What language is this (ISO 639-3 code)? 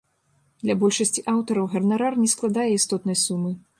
bel